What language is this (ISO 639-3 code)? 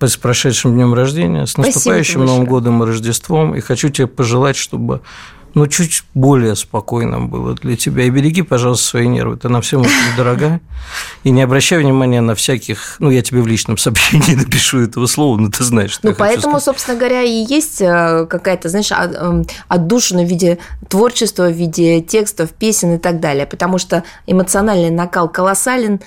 rus